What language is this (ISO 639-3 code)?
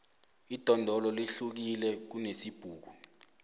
nbl